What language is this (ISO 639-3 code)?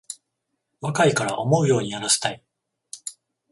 jpn